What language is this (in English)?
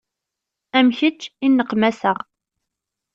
Kabyle